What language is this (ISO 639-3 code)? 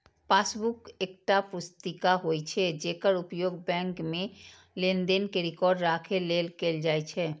mai